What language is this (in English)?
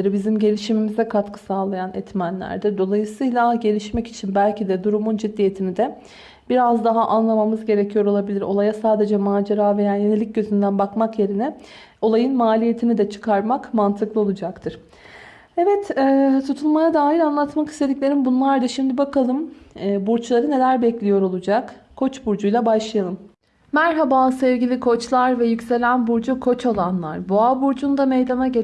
Turkish